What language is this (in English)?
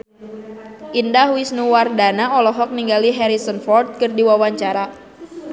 Sundanese